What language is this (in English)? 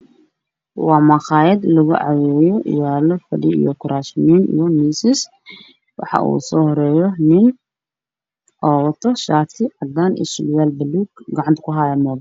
Somali